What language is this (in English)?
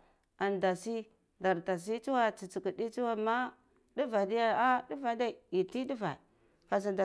Cibak